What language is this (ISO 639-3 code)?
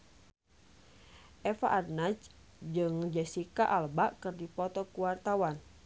sun